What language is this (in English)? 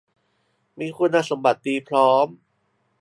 Thai